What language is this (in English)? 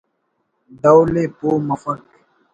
Brahui